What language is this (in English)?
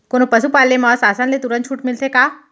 Chhattisgarhi